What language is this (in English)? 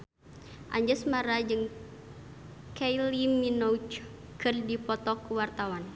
Sundanese